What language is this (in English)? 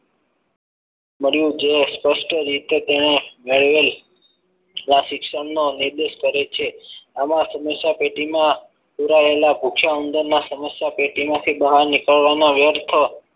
Gujarati